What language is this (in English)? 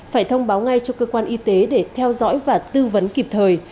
Vietnamese